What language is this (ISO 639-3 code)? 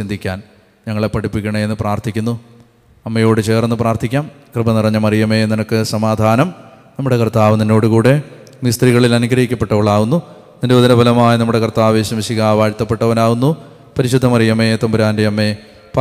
mal